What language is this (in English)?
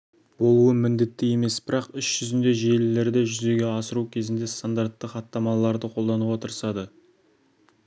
Kazakh